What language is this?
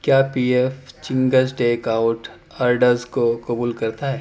Urdu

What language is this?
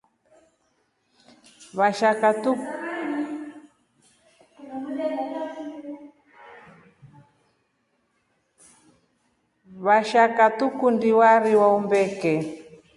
Rombo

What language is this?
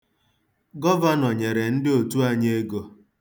Igbo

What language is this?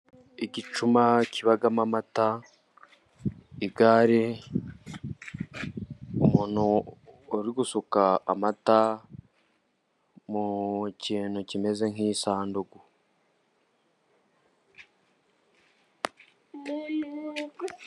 Kinyarwanda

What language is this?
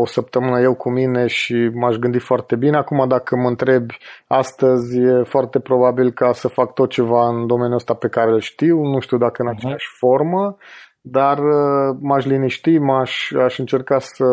Romanian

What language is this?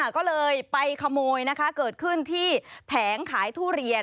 Thai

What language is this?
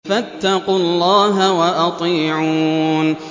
Arabic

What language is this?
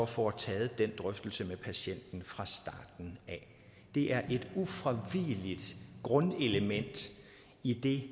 Danish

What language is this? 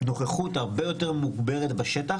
Hebrew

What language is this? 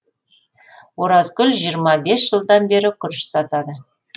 Kazakh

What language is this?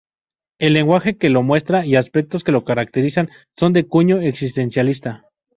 Spanish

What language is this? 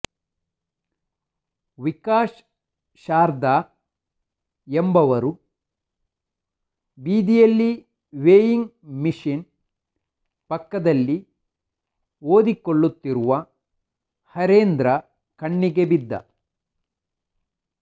Kannada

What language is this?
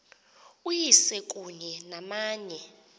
Xhosa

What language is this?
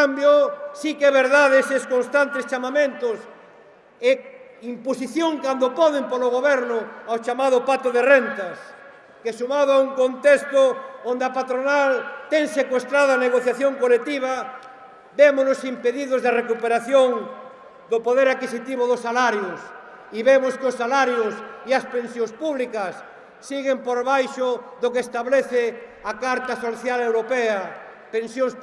Spanish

